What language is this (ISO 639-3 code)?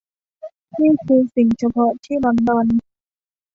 tha